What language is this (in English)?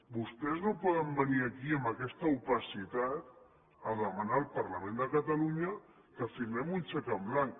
Catalan